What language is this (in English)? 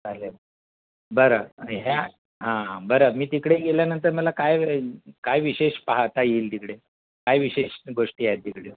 Marathi